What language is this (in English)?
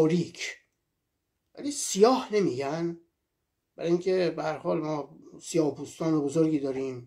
Persian